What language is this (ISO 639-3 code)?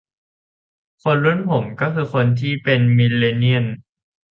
tha